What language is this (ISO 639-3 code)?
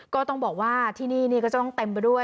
tha